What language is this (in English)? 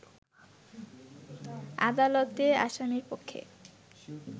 Bangla